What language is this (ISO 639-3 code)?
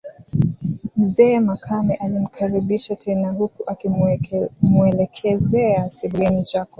swa